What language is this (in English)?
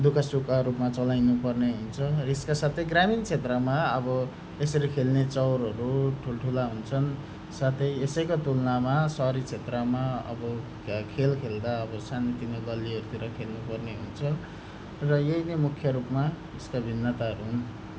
Nepali